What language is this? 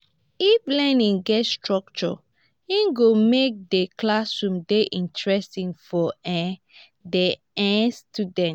Nigerian Pidgin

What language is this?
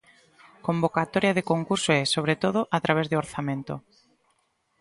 Galician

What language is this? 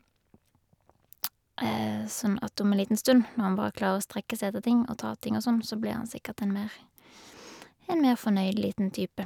Norwegian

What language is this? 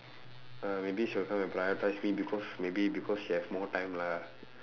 English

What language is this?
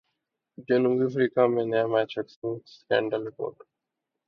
Urdu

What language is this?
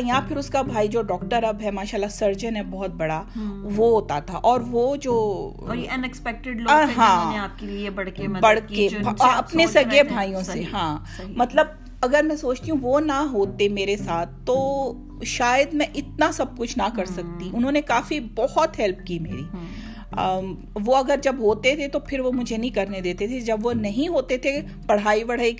Urdu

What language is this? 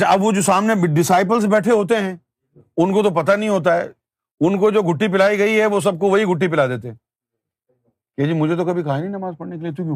Urdu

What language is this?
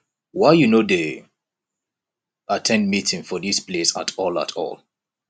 Nigerian Pidgin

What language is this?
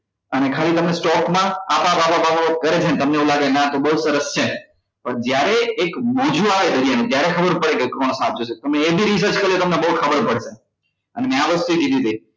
Gujarati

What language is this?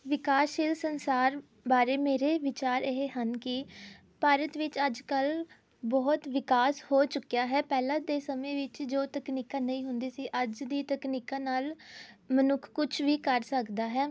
Punjabi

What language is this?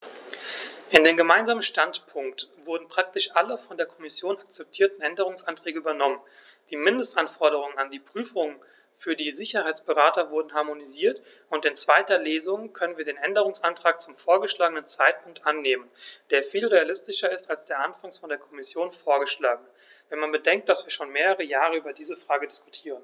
German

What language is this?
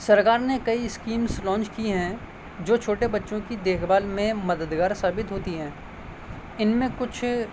Urdu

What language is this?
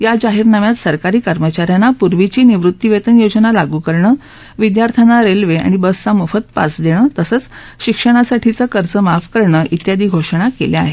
Marathi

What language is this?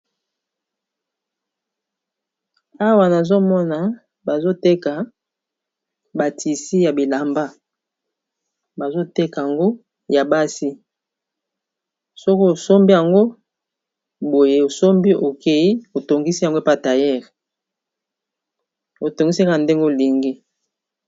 Lingala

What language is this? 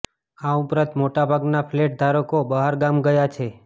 Gujarati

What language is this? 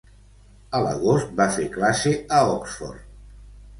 Catalan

